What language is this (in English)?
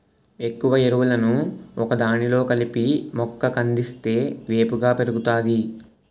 Telugu